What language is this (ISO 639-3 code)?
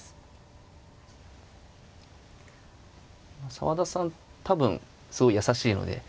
jpn